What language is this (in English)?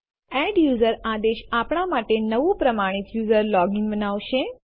Gujarati